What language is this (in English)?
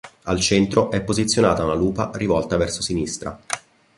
Italian